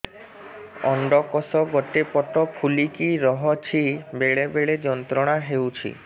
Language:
Odia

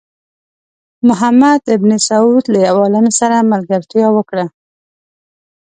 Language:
Pashto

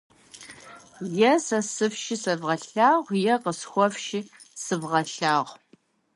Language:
Kabardian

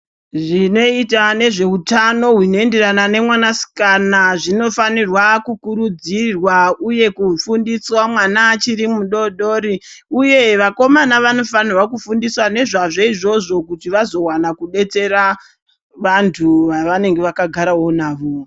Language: Ndau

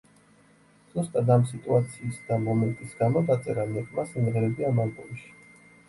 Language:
Georgian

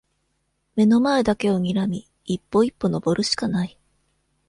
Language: Japanese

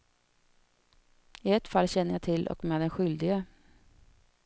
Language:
Swedish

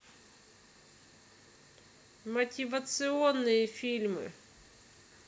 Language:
Russian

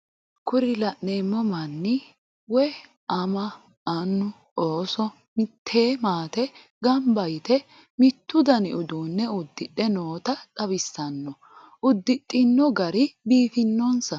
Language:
Sidamo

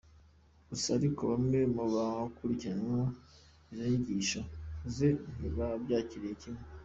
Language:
Kinyarwanda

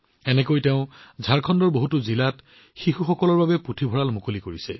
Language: Assamese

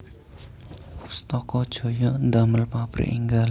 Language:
Javanese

